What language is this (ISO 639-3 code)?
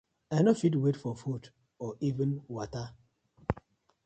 pcm